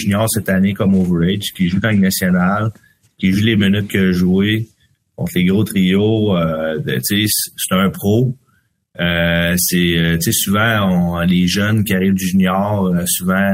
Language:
French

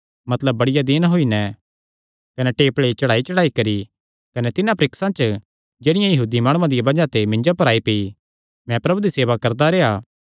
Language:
Kangri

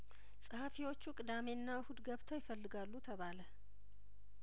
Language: Amharic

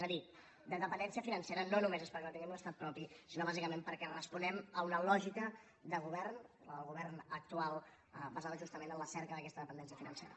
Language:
Catalan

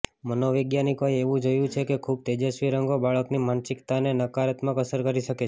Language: Gujarati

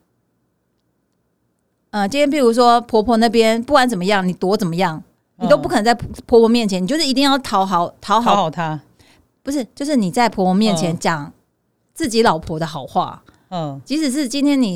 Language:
Chinese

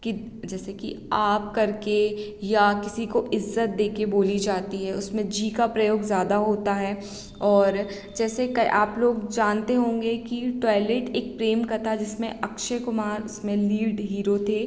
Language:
Hindi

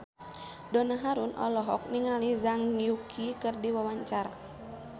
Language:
Sundanese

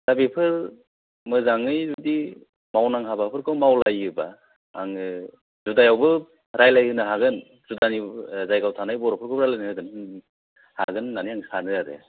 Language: Bodo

